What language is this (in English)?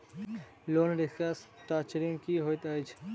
Maithili